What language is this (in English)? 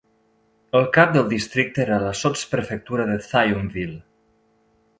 Catalan